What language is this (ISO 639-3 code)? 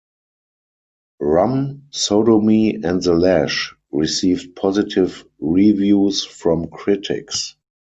eng